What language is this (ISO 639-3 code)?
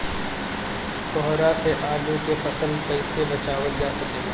bho